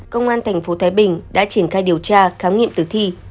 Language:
Vietnamese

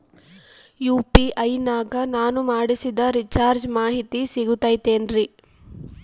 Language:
Kannada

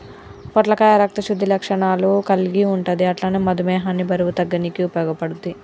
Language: Telugu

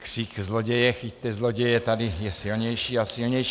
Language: Czech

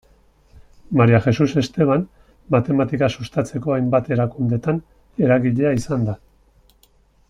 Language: Basque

